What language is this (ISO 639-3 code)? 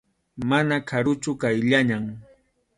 qxu